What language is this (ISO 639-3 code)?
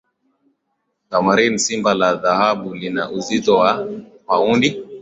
swa